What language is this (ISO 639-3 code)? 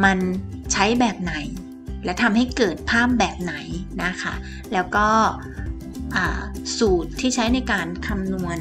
tha